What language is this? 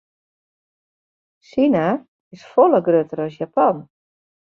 Western Frisian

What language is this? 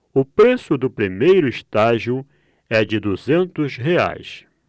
Portuguese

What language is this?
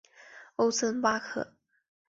Chinese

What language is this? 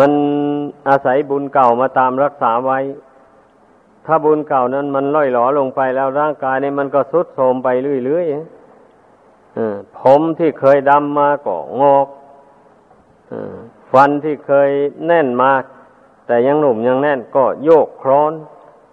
Thai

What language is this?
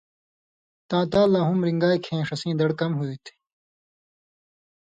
Indus Kohistani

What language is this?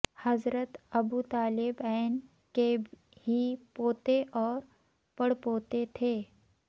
Urdu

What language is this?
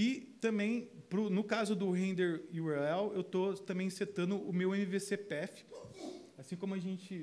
Portuguese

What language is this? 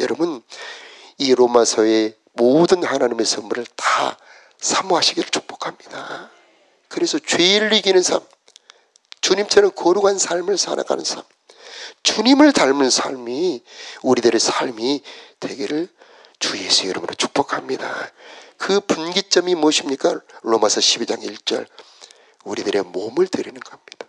Korean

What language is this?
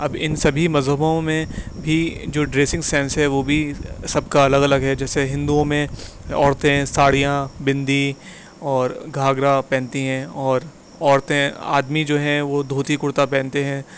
Urdu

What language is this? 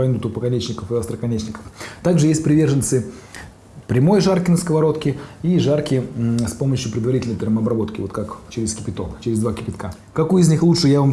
Russian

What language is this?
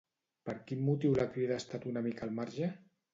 Catalan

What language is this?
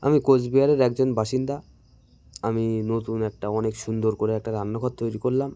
Bangla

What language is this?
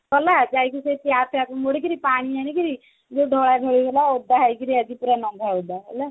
Odia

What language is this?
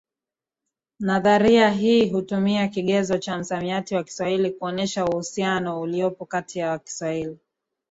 Swahili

